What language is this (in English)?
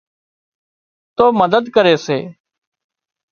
Wadiyara Koli